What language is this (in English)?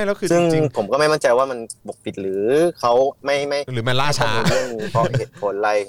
Thai